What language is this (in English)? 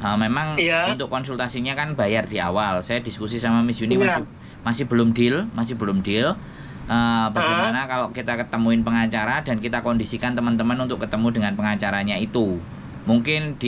Indonesian